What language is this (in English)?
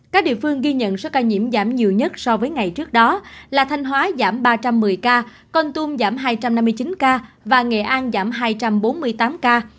Vietnamese